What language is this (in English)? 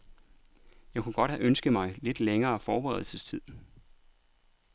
Danish